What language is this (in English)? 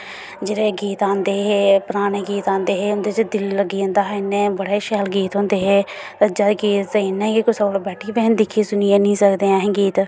Dogri